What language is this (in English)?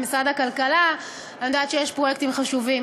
Hebrew